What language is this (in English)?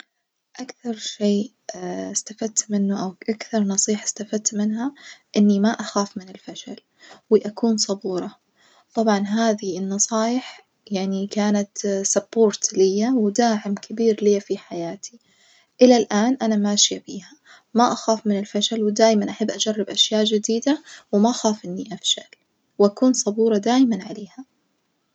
Najdi Arabic